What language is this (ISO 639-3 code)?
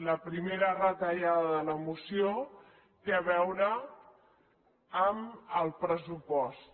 cat